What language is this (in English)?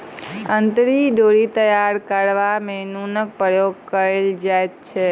Maithili